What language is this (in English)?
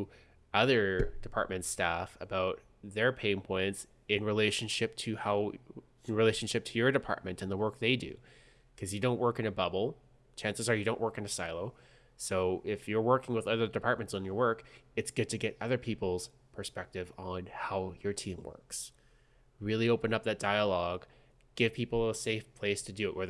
English